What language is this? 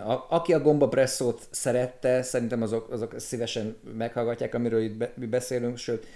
Hungarian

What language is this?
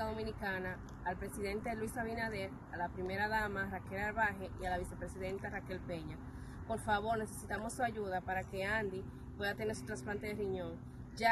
Spanish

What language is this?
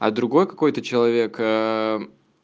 Russian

